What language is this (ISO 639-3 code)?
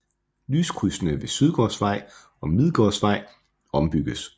dan